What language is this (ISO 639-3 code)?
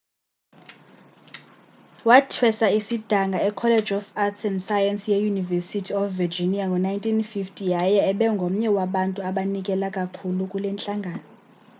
xho